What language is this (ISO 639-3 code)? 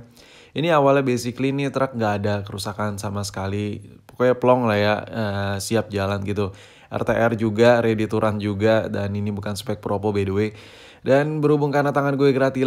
ind